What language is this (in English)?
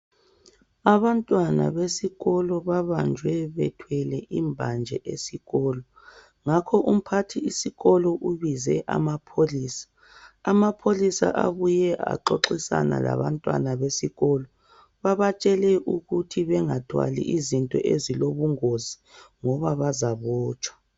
North Ndebele